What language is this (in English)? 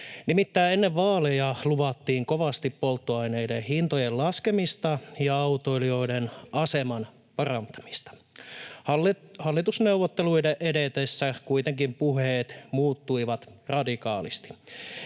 Finnish